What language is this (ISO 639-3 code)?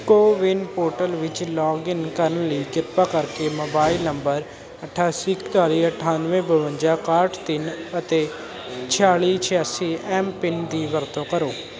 pan